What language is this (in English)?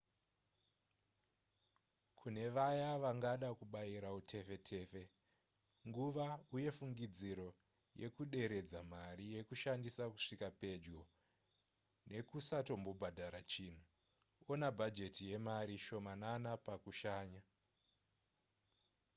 Shona